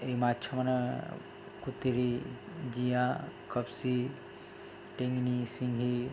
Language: Odia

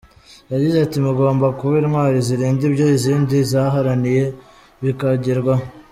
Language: Kinyarwanda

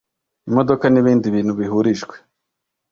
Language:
Kinyarwanda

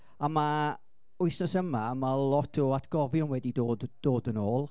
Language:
Welsh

